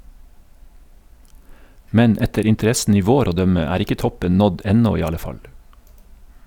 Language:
Norwegian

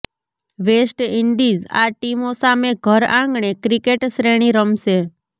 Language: Gujarati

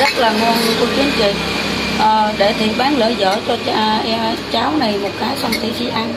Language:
Vietnamese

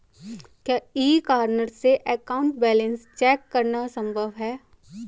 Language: Hindi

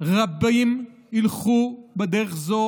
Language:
Hebrew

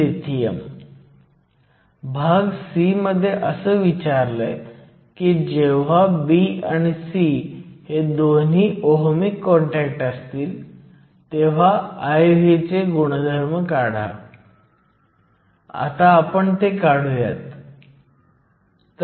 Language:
Marathi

